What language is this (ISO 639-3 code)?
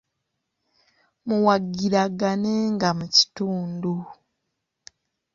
lug